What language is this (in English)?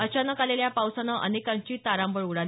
Marathi